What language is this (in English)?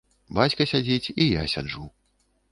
Belarusian